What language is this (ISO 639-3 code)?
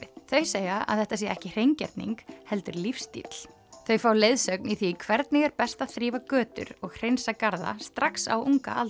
isl